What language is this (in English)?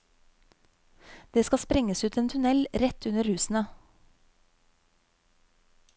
Norwegian